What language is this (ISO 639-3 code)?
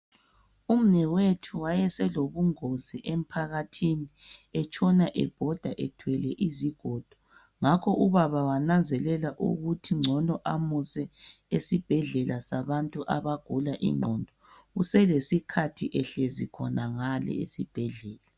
nde